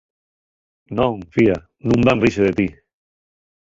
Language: Asturian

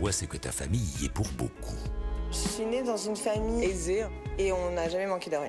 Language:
French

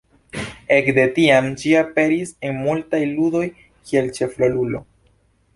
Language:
Esperanto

